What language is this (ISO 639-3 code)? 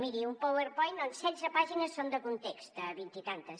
cat